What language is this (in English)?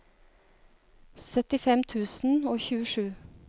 Norwegian